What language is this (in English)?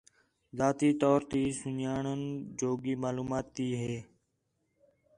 Khetrani